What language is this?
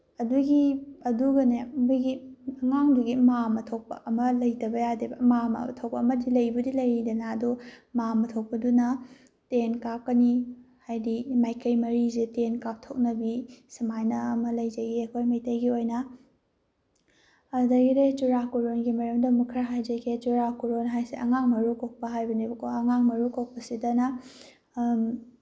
Manipuri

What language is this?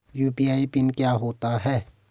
Hindi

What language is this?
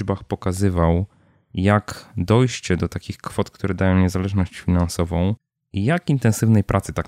Polish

